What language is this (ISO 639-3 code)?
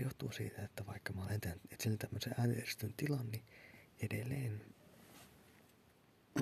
fin